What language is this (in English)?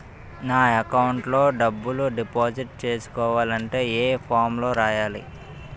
Telugu